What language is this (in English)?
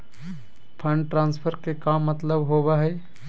Magahi